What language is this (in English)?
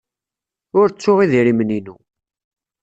Kabyle